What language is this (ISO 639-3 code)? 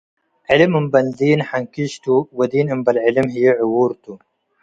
tig